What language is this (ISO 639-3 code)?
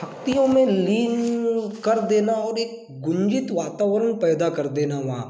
hin